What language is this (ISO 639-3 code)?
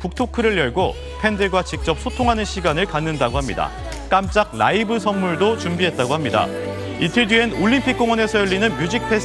kor